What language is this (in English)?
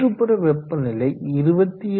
Tamil